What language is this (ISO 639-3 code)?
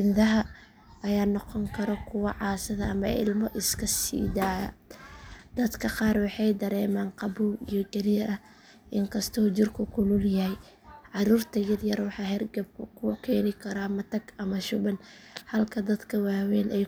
som